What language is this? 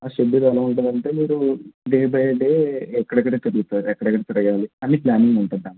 Telugu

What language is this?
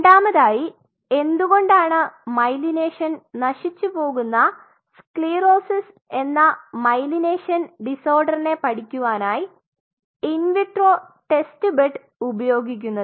Malayalam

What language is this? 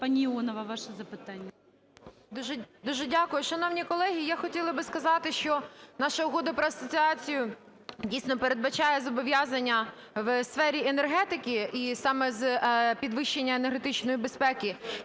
Ukrainian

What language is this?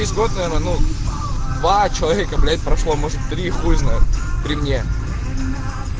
Russian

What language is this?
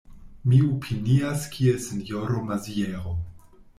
Esperanto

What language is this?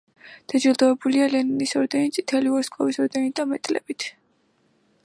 Georgian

